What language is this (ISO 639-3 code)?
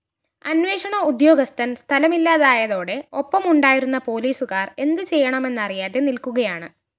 mal